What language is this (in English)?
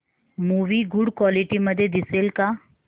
Marathi